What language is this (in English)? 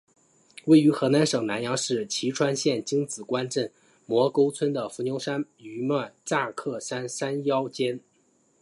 Chinese